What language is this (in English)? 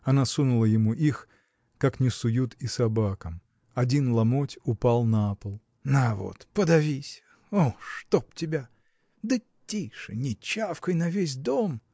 Russian